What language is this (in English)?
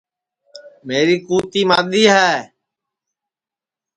Sansi